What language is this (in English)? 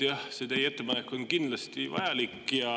Estonian